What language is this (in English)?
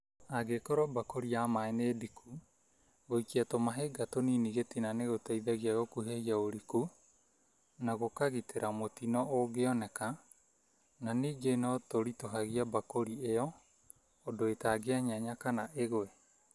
Kikuyu